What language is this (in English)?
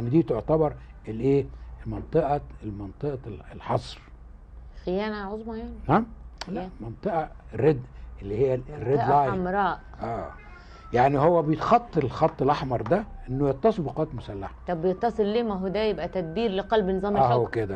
Arabic